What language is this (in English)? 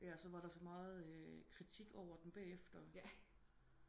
Danish